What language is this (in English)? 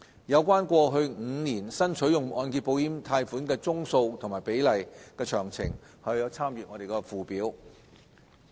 Cantonese